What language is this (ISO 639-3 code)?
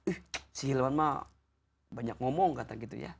ind